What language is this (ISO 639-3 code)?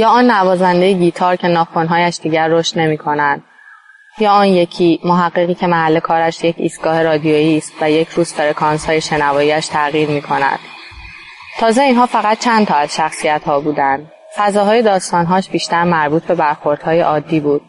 fas